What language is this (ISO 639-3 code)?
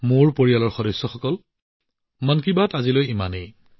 asm